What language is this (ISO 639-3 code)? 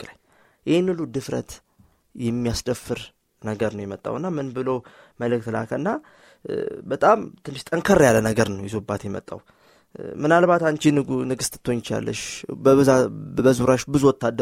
amh